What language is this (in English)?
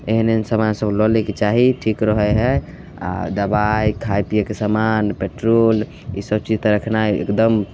Maithili